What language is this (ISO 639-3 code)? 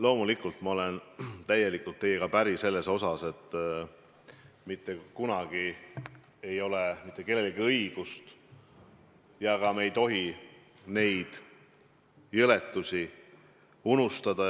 est